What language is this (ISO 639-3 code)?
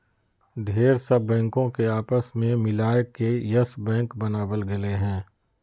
mag